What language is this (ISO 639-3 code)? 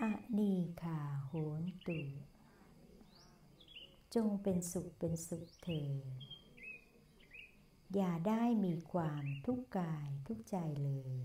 tha